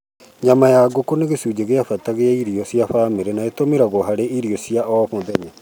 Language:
Kikuyu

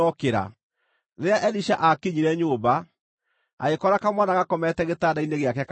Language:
Kikuyu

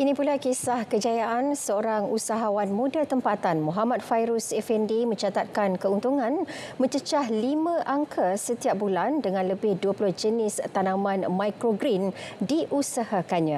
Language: Malay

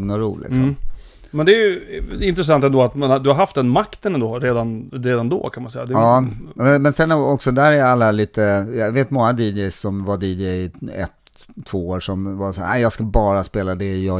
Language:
Swedish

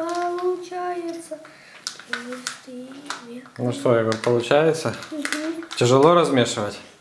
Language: Russian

